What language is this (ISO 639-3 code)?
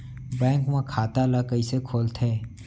hne